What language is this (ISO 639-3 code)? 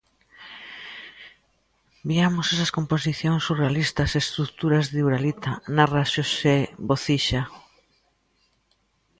glg